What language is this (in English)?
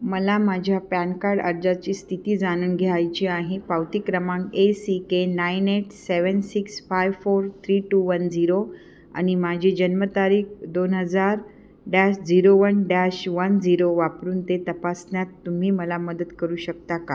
Marathi